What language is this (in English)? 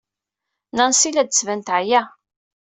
Kabyle